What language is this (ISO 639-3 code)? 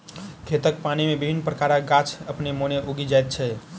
mai